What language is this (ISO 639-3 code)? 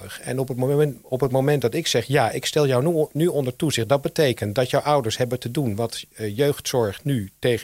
nld